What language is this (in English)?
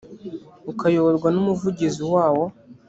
Kinyarwanda